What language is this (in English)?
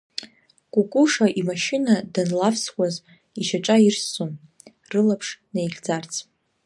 Abkhazian